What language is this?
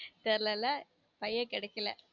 Tamil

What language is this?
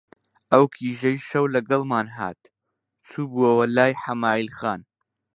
Central Kurdish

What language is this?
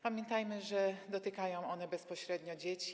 Polish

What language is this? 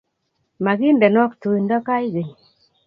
Kalenjin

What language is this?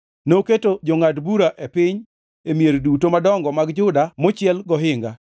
Luo (Kenya and Tanzania)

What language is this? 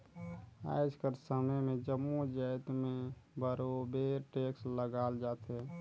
Chhattisgarhi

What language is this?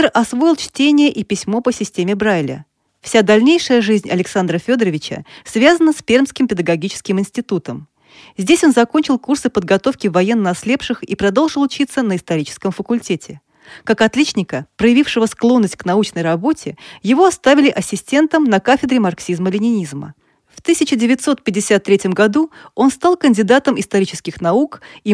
Russian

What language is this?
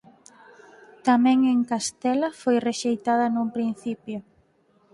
Galician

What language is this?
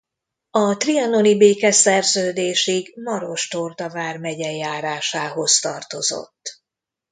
Hungarian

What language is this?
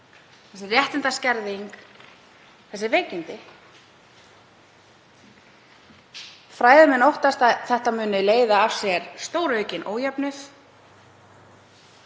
Icelandic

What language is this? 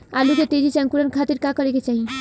Bhojpuri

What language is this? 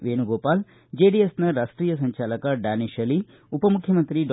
Kannada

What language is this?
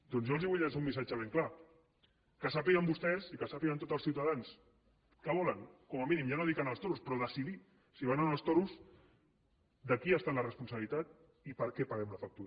Catalan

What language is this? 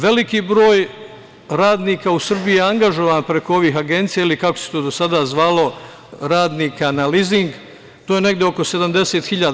Serbian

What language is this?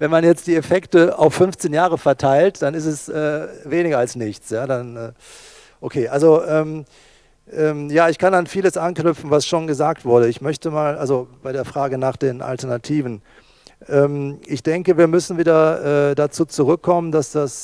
German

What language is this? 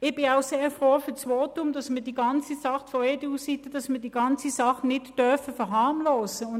Swiss German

